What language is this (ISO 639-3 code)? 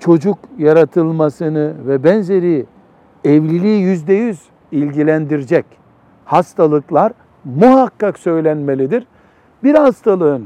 tur